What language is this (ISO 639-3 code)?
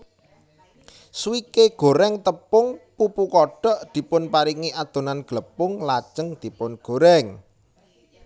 jav